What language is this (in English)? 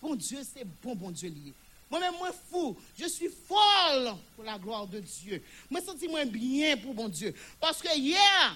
French